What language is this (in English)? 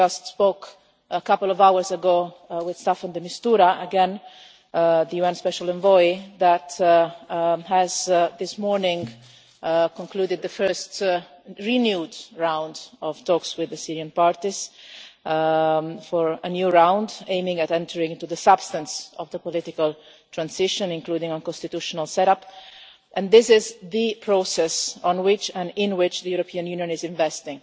English